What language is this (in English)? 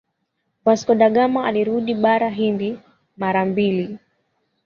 Swahili